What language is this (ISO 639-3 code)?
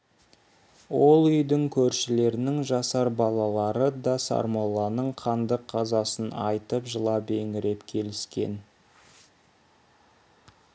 kaz